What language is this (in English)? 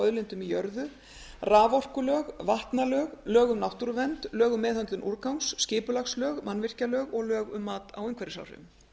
Icelandic